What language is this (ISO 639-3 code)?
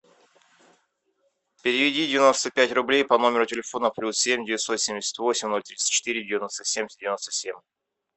rus